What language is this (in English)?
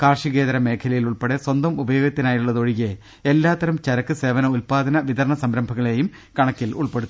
Malayalam